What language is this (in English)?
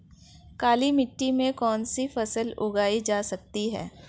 Hindi